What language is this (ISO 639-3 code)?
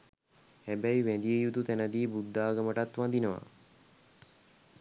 sin